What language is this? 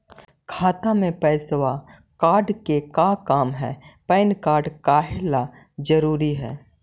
Magahi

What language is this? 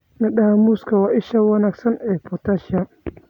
Somali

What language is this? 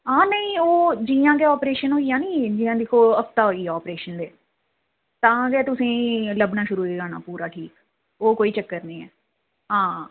Dogri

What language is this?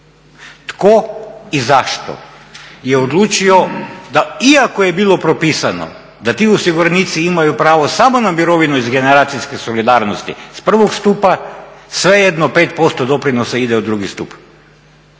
Croatian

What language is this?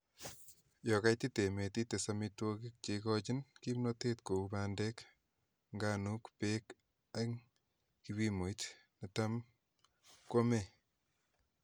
Kalenjin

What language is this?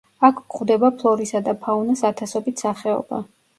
Georgian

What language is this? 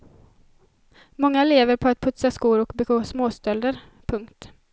Swedish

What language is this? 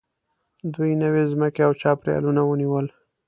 Pashto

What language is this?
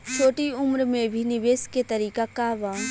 Bhojpuri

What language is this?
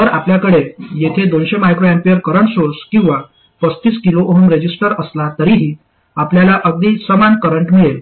Marathi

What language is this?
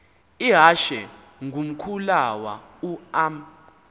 Xhosa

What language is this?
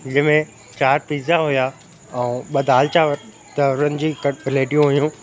Sindhi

